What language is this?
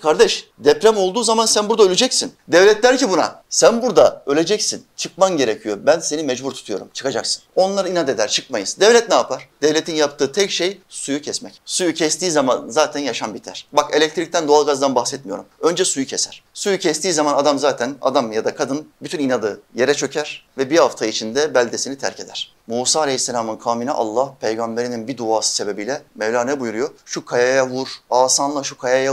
Turkish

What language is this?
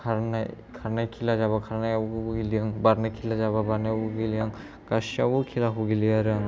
Bodo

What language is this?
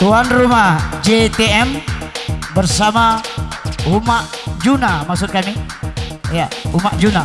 Indonesian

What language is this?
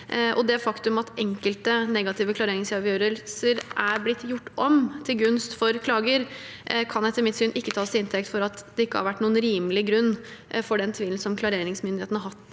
Norwegian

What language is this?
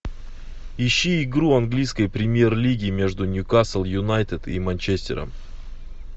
Russian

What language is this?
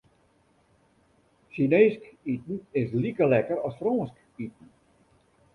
Western Frisian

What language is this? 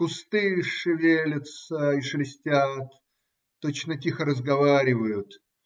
Russian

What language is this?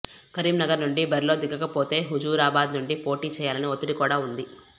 Telugu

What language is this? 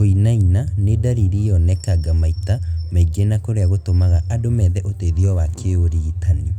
Kikuyu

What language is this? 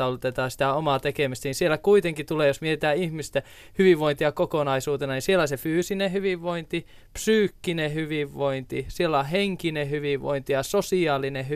Finnish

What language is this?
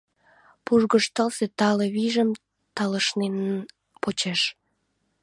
Mari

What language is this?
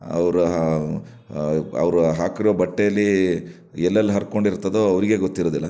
Kannada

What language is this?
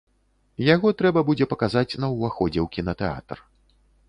Belarusian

